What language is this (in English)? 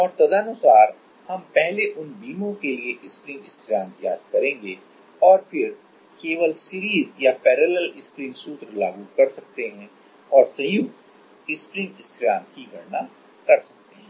Hindi